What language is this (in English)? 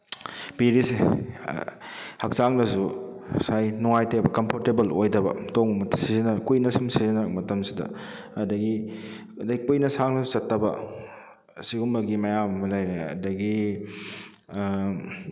Manipuri